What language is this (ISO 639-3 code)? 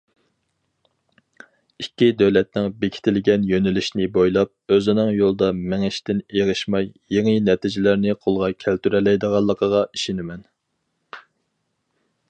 uig